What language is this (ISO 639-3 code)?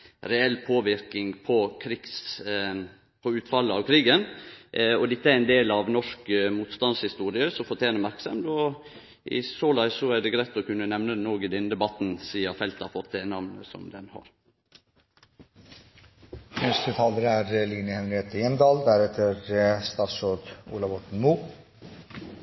nor